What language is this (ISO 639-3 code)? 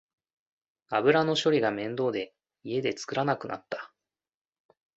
jpn